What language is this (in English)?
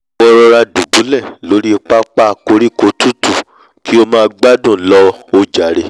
Yoruba